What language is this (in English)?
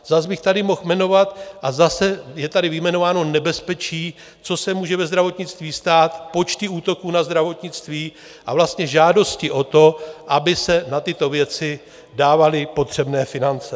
Czech